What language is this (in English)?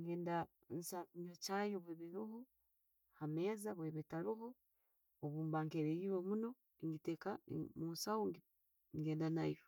Tooro